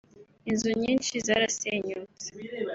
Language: Kinyarwanda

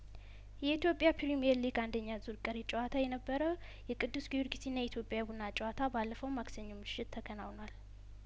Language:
Amharic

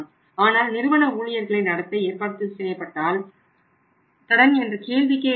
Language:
Tamil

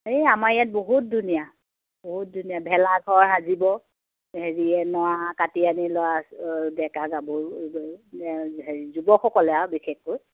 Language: Assamese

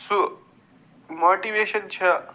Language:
Kashmiri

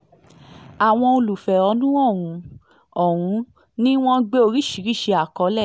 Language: Yoruba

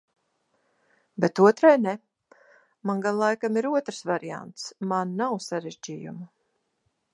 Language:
Latvian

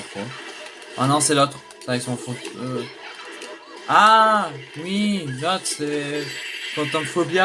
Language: French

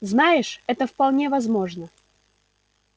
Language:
Russian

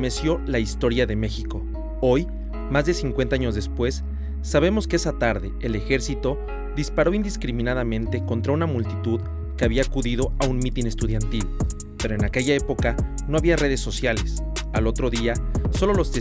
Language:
Spanish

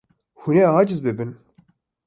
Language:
Kurdish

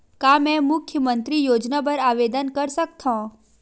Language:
Chhattisgarhi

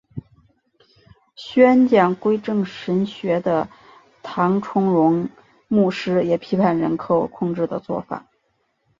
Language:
Chinese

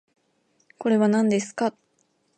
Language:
Japanese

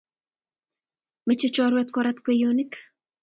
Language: Kalenjin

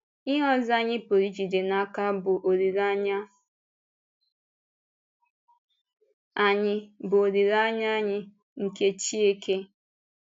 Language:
Igbo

